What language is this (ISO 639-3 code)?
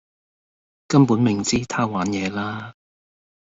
yue